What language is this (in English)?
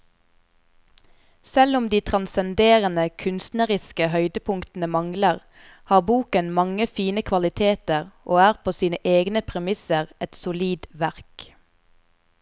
Norwegian